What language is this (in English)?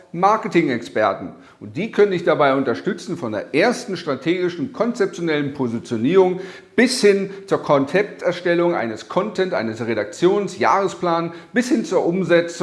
German